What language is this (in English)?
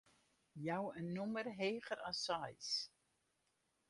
Western Frisian